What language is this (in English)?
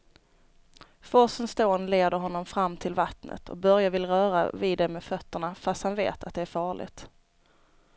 Swedish